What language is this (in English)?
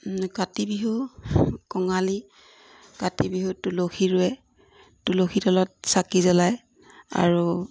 Assamese